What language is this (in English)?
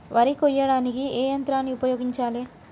Telugu